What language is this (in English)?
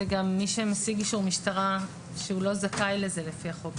Hebrew